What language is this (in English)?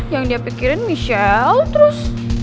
Indonesian